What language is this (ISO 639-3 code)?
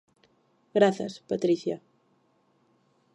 glg